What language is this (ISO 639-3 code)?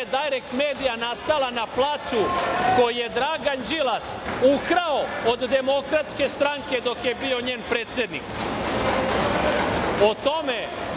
srp